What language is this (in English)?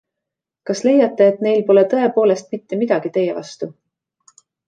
Estonian